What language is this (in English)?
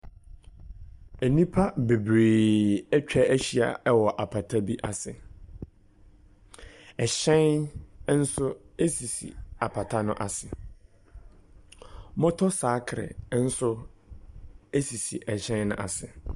Akan